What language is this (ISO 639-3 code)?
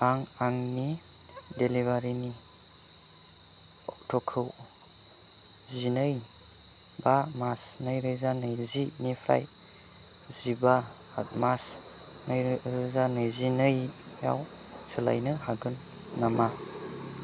brx